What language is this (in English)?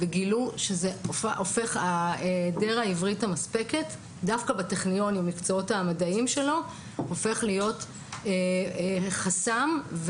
Hebrew